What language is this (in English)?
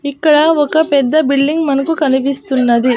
Telugu